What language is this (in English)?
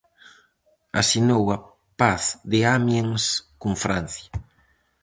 Galician